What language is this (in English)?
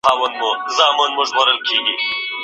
Pashto